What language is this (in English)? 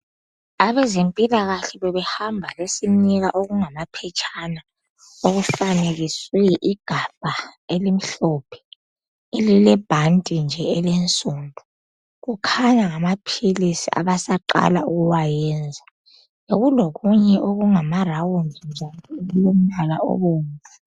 North Ndebele